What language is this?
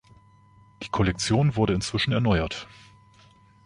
German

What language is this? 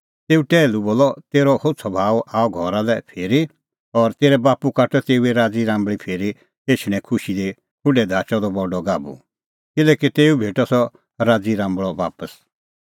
Kullu Pahari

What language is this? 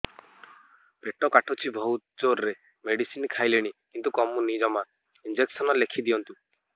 Odia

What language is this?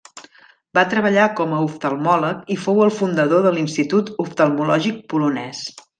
Catalan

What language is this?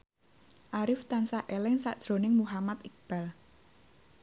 Javanese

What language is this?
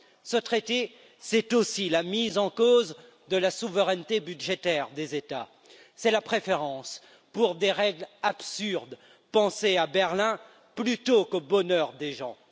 French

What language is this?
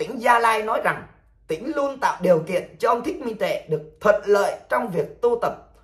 Vietnamese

